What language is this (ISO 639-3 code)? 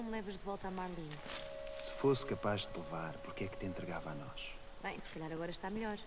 por